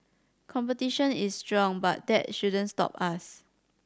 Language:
English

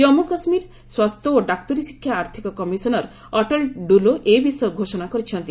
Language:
Odia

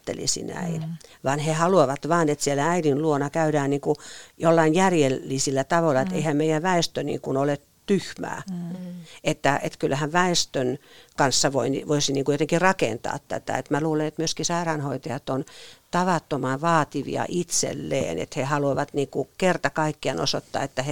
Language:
Finnish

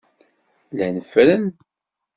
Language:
Kabyle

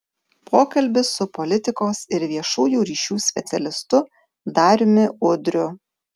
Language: Lithuanian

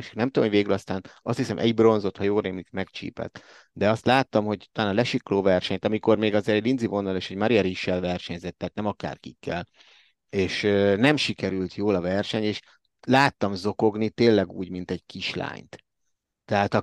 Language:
Hungarian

